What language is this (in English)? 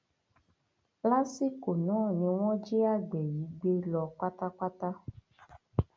Yoruba